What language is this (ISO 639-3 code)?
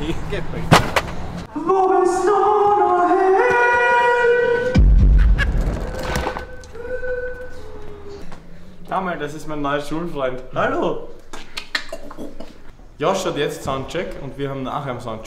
deu